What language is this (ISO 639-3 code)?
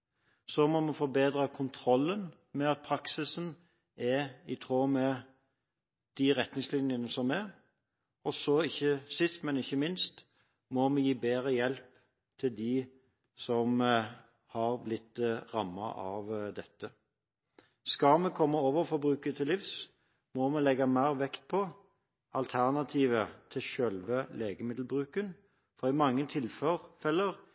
nob